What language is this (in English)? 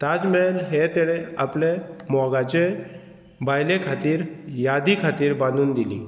Konkani